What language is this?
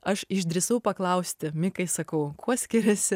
Lithuanian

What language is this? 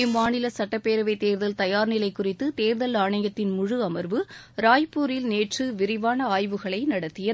Tamil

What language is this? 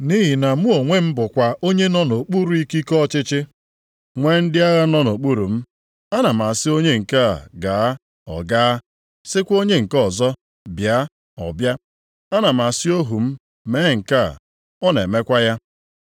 Igbo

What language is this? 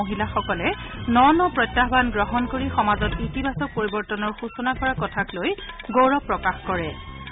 Assamese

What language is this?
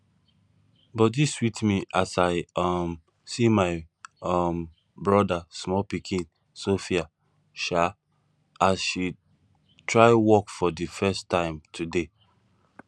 Nigerian Pidgin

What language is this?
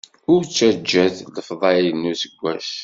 Kabyle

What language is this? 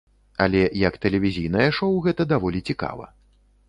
Belarusian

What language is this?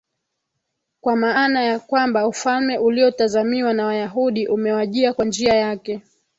Swahili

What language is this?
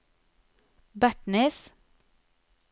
Norwegian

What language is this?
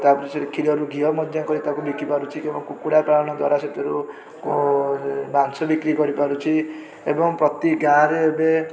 Odia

